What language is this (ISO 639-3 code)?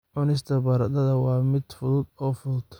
som